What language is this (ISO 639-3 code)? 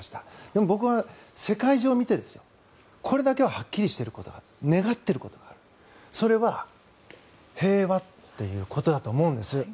jpn